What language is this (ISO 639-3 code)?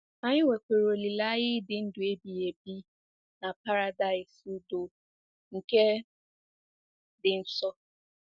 ibo